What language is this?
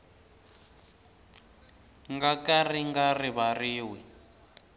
Tsonga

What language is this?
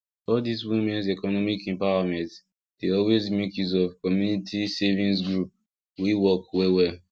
Nigerian Pidgin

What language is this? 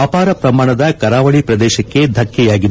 Kannada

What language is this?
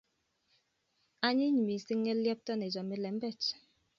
Kalenjin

